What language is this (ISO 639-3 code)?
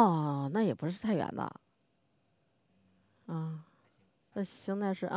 zho